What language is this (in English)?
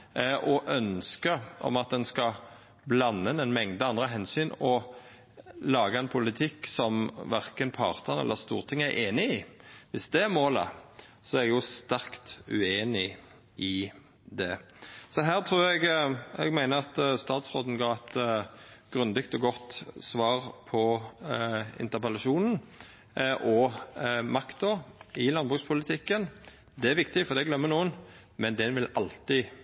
Norwegian Nynorsk